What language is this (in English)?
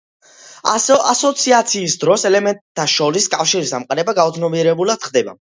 Georgian